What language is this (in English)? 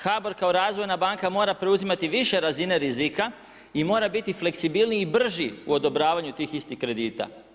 Croatian